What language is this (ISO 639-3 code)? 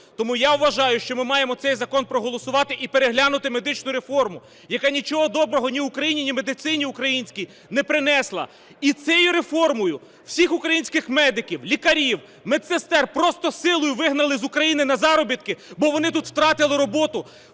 ukr